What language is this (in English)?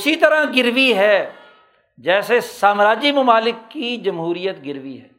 Urdu